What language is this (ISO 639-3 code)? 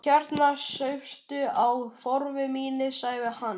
isl